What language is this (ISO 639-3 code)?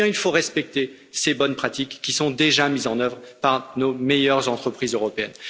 fra